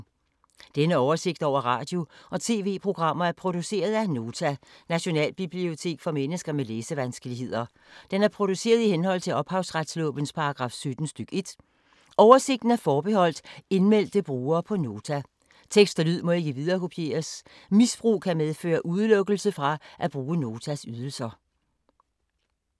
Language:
Danish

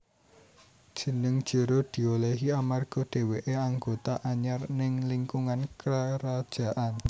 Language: Javanese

